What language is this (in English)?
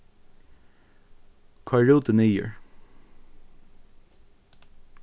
Faroese